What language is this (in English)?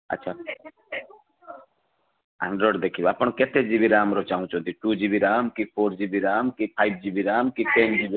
Odia